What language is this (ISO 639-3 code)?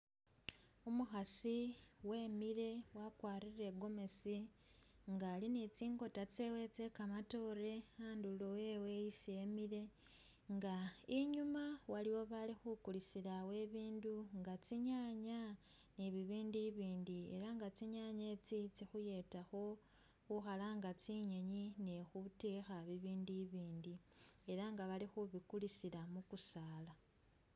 myx